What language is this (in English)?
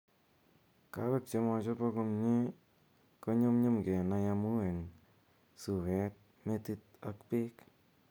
Kalenjin